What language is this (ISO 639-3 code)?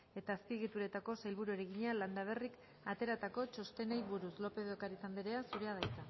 eus